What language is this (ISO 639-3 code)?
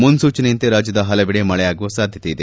kan